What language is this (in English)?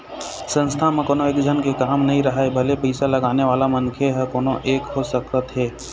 Chhattisgarhi